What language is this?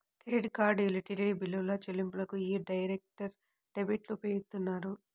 Telugu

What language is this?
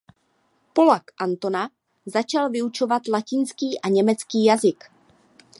Czech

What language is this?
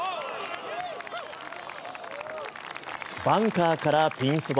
Japanese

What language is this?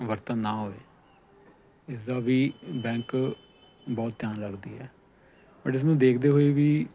Punjabi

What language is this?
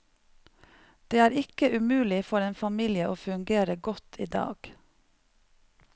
Norwegian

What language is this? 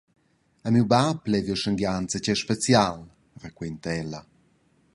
Romansh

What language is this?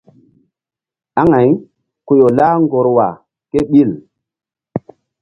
Mbum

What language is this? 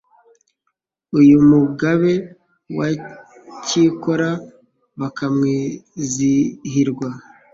Kinyarwanda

